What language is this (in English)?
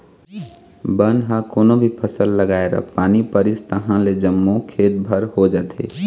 Chhattisgarhi